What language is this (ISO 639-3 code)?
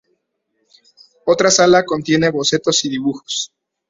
spa